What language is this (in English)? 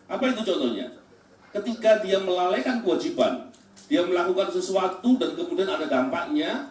Indonesian